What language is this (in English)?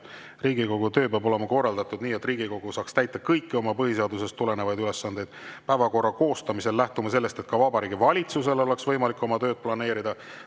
Estonian